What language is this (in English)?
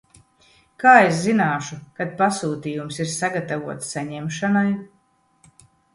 Latvian